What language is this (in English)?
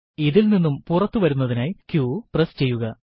Malayalam